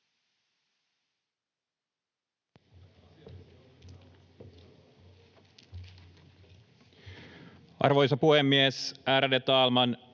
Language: Finnish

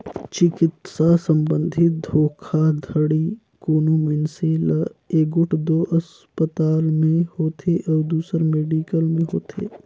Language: Chhattisgarhi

